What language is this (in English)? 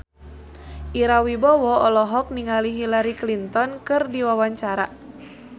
Sundanese